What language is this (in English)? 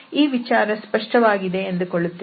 Kannada